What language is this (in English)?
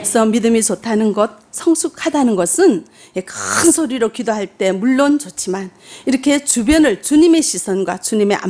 Korean